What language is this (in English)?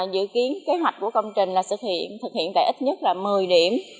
Vietnamese